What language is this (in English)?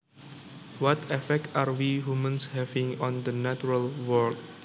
Javanese